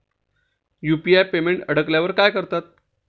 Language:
Marathi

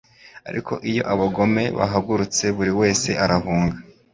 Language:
Kinyarwanda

